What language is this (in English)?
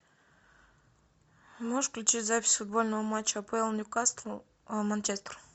Russian